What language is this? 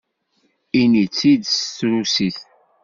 Kabyle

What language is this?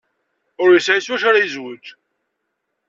Kabyle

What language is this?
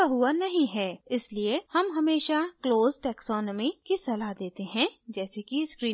Hindi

